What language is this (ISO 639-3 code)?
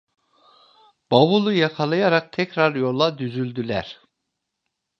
tur